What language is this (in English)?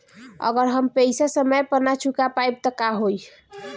Bhojpuri